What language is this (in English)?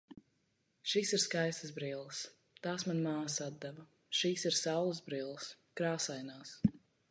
Latvian